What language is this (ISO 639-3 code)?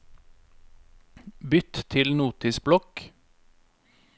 nor